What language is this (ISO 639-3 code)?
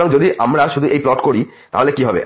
ben